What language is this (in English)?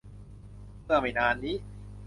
Thai